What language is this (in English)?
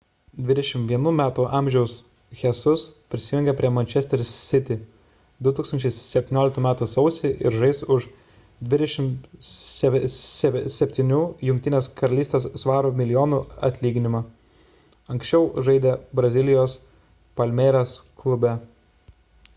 Lithuanian